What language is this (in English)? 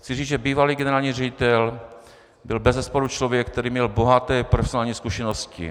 Czech